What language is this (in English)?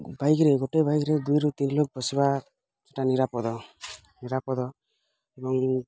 Odia